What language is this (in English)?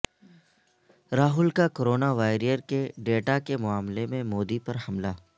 Urdu